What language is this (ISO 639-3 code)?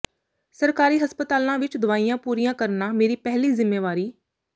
pan